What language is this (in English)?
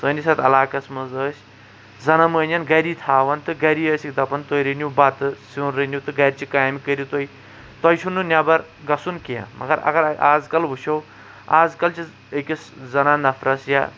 Kashmiri